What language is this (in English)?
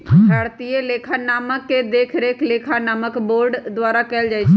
Magahi